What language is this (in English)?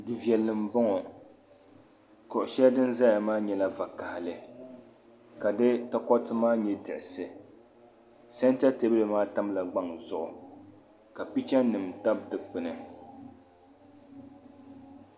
Dagbani